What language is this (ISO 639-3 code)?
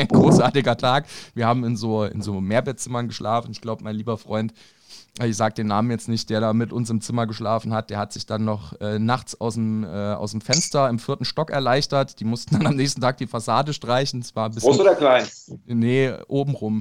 deu